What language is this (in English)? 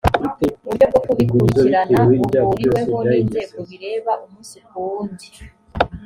Kinyarwanda